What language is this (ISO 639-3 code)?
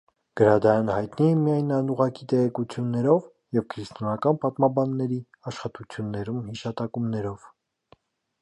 hye